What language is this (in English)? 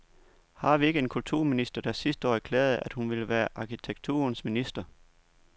Danish